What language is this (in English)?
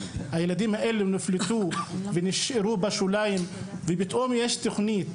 Hebrew